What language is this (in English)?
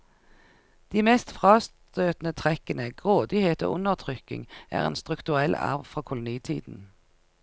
Norwegian